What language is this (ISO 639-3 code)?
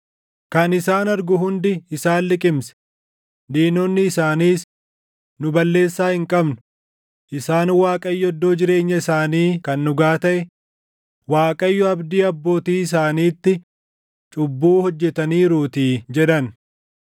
orm